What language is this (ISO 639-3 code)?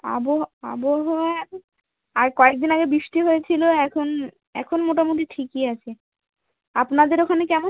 ben